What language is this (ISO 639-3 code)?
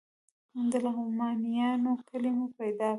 pus